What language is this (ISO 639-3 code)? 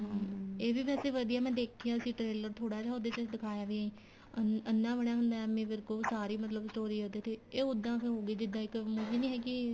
pan